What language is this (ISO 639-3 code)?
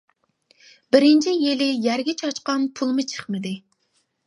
uig